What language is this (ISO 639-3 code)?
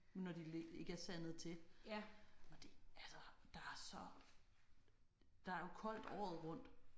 dan